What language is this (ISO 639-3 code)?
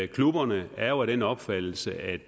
dan